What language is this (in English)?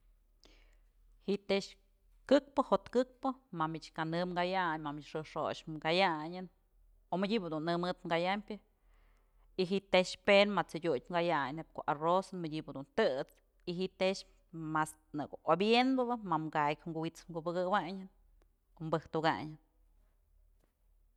Mazatlán Mixe